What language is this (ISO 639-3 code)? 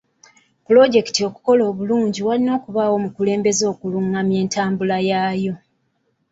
lug